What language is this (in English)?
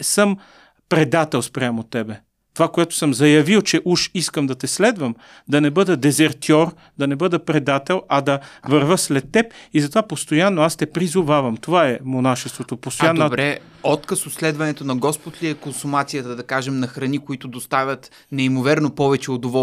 Bulgarian